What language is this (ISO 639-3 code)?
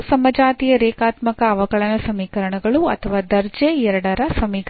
kan